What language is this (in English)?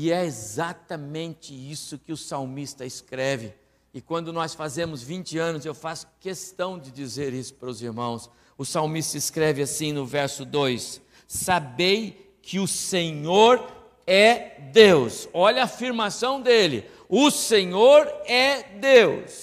Portuguese